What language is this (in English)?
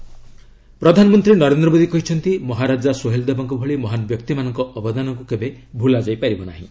Odia